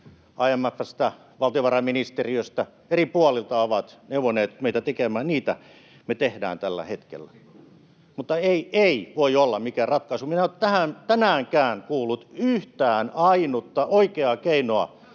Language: Finnish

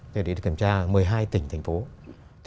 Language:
Vietnamese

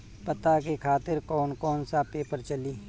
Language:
Bhojpuri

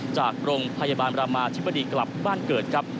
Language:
Thai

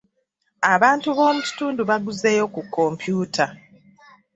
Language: Ganda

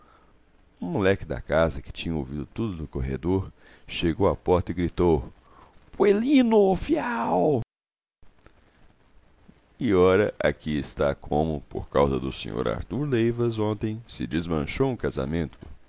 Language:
Portuguese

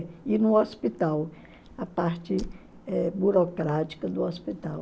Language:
Portuguese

